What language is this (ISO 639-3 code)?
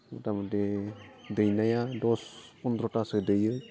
brx